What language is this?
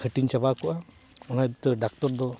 Santali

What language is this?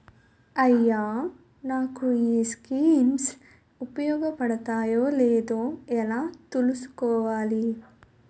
Telugu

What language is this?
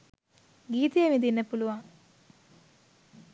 Sinhala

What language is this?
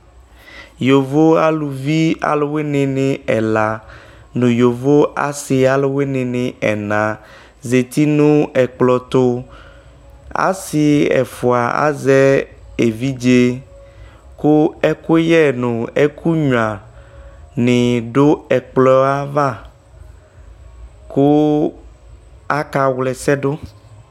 Ikposo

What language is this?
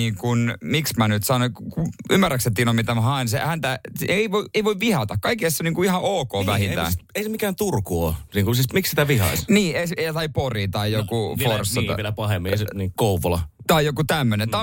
Finnish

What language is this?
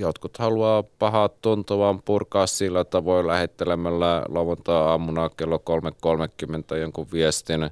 Finnish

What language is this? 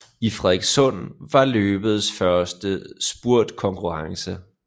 Danish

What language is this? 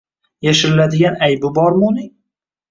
Uzbek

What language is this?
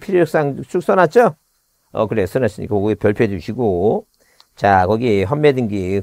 Korean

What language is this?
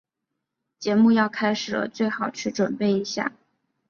Chinese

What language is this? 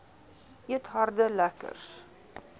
Afrikaans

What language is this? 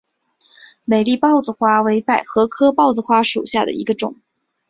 Chinese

